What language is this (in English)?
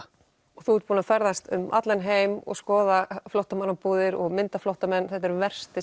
Icelandic